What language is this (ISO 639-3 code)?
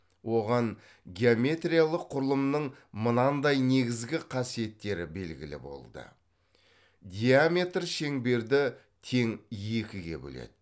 kaz